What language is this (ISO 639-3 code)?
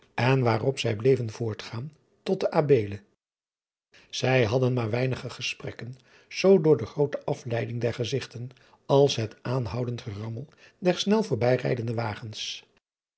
nld